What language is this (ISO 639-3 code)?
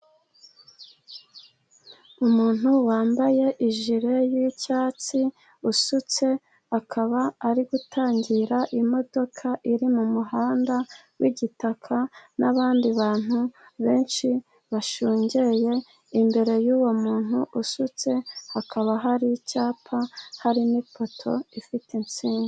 kin